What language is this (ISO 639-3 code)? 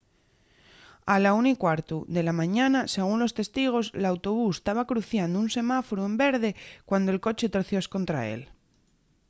ast